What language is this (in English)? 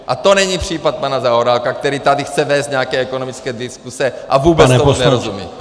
Czech